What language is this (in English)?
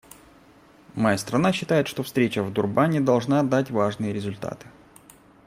Russian